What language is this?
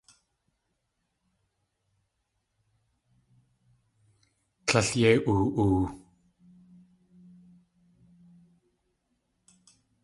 Tlingit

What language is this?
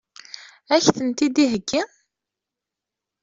Kabyle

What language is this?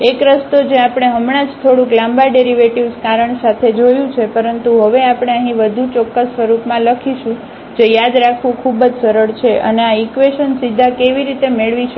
Gujarati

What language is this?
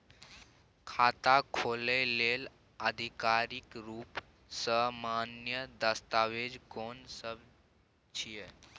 Maithili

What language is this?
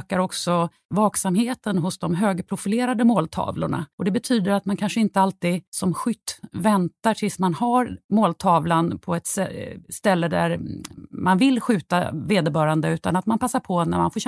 Swedish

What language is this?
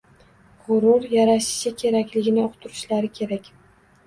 Uzbek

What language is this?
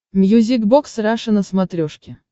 Russian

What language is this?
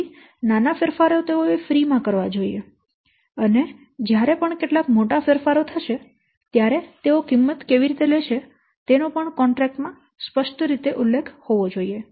Gujarati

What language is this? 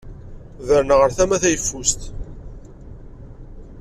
Kabyle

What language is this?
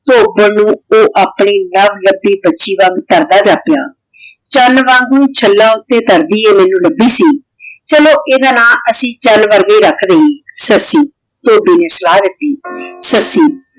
Punjabi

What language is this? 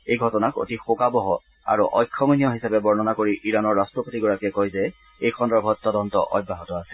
Assamese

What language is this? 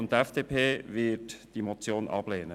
Swiss German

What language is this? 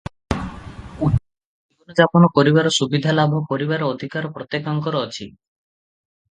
Odia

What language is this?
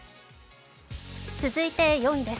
Japanese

